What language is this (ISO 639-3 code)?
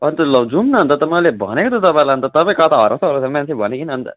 nep